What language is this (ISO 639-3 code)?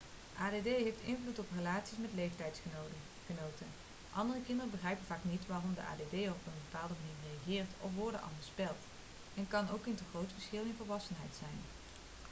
nld